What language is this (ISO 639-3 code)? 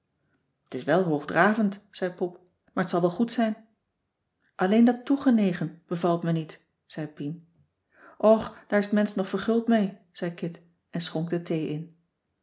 nld